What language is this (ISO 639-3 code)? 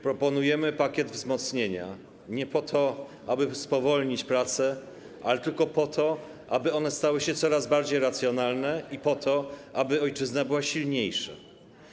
pol